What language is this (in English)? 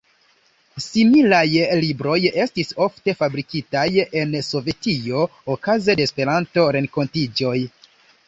Esperanto